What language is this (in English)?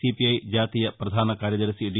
Telugu